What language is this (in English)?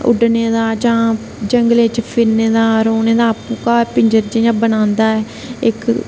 Dogri